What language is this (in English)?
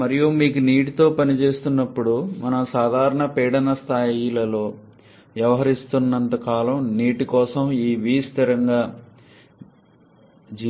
Telugu